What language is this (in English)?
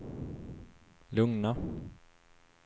Swedish